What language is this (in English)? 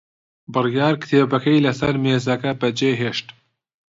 Central Kurdish